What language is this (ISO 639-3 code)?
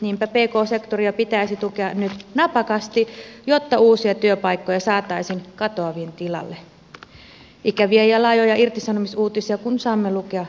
fin